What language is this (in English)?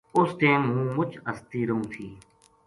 Gujari